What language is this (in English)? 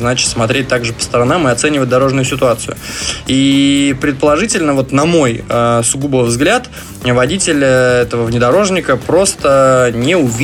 Russian